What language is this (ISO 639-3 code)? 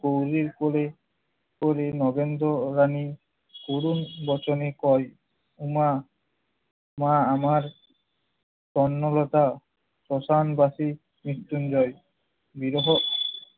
ben